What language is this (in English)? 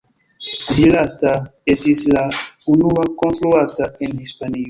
Esperanto